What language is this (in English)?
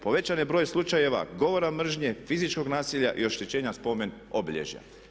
Croatian